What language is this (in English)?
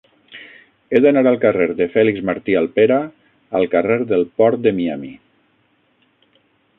Catalan